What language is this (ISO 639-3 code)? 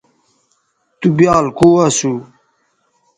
btv